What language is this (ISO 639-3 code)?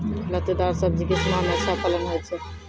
mai